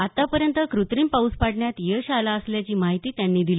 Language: Marathi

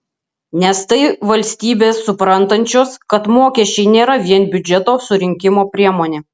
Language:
Lithuanian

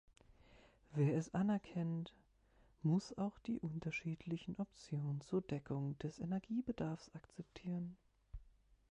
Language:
German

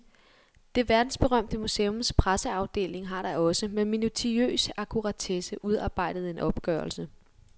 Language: Danish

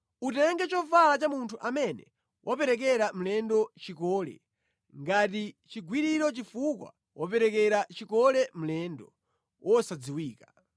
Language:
Nyanja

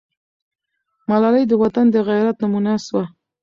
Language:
Pashto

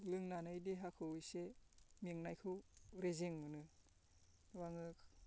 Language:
Bodo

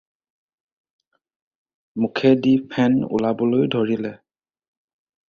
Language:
Assamese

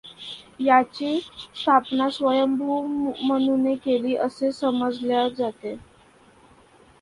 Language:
Marathi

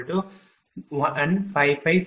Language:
Tamil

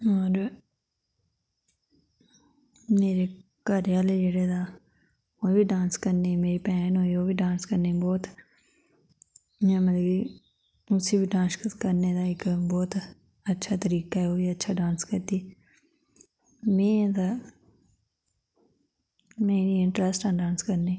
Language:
Dogri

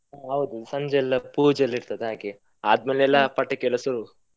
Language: Kannada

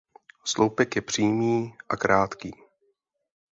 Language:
Czech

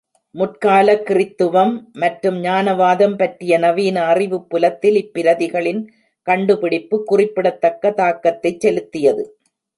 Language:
Tamil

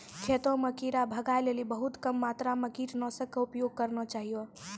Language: Maithili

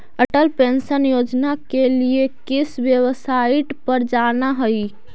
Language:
Magahi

